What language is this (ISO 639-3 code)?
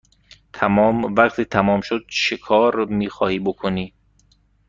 fas